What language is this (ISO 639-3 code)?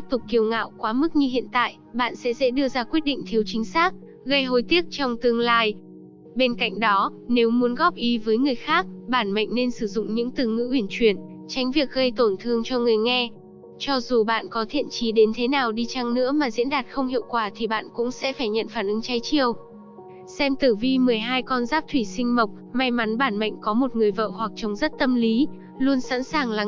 vie